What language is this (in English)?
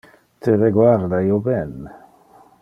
Interlingua